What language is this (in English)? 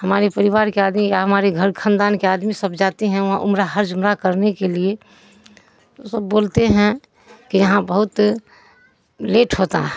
Urdu